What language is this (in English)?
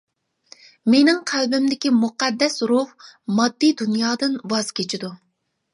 Uyghur